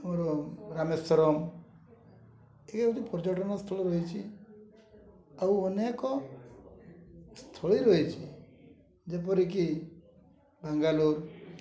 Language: Odia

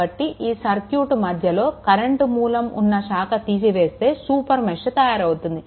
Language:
Telugu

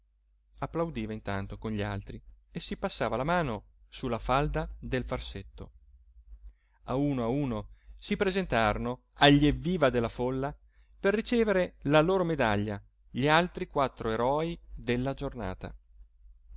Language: Italian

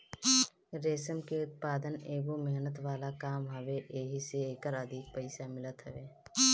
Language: Bhojpuri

